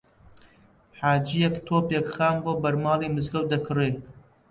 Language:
Central Kurdish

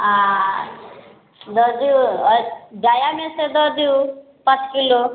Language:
Maithili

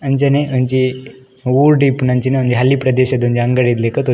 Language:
Tulu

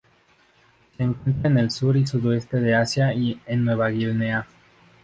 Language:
Spanish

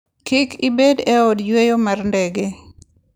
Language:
Luo (Kenya and Tanzania)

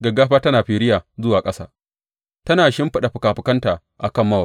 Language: Hausa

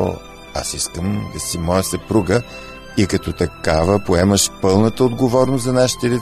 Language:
Bulgarian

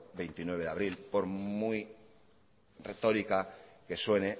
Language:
Spanish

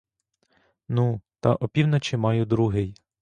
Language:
Ukrainian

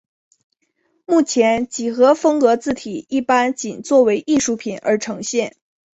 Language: Chinese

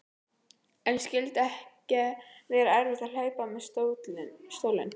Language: Icelandic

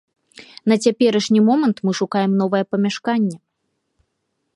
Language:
Belarusian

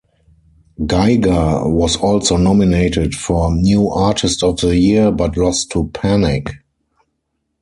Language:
English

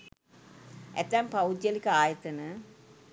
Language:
Sinhala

